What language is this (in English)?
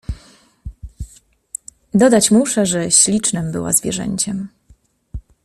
Polish